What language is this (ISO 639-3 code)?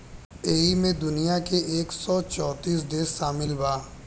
bho